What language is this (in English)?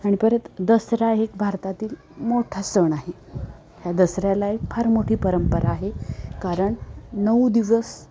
Marathi